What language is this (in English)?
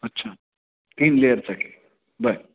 Marathi